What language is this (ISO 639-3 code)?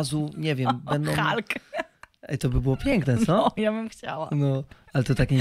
pol